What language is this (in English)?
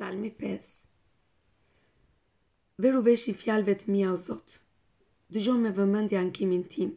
Romanian